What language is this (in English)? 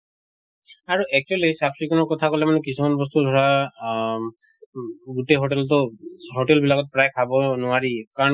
Assamese